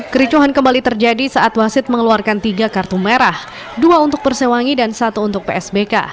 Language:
Indonesian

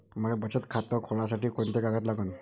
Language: Marathi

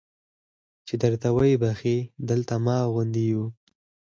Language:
Pashto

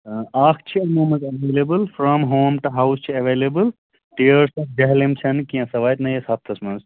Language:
Kashmiri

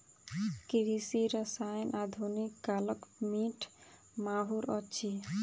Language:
Maithili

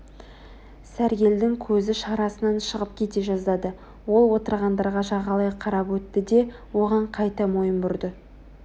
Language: Kazakh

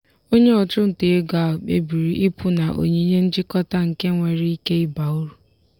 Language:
Igbo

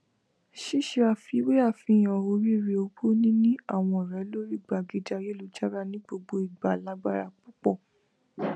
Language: Yoruba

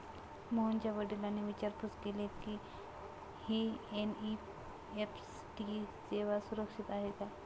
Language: Marathi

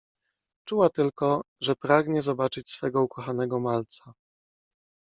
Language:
Polish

